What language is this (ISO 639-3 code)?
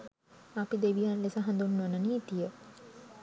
sin